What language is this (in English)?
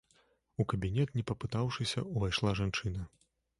Belarusian